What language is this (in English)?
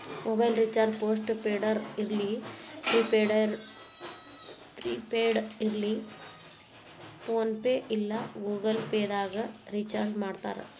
Kannada